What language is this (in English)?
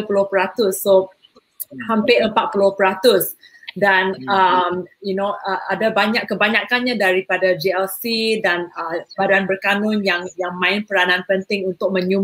Malay